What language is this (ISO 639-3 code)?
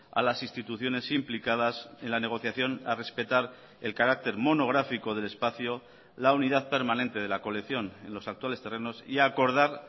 spa